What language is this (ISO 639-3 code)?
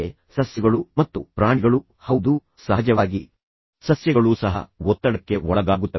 kan